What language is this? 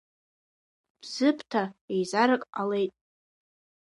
Abkhazian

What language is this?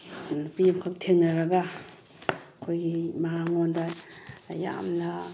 Manipuri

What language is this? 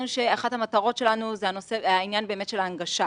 Hebrew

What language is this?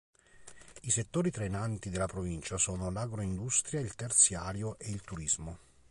Italian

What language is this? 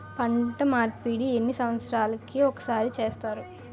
Telugu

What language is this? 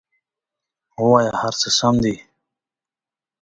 Pashto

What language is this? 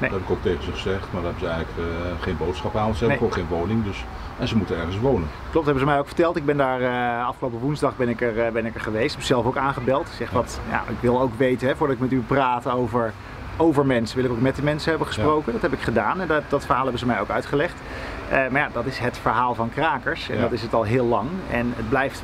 Dutch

